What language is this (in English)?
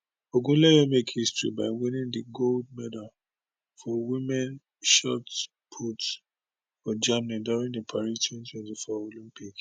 Nigerian Pidgin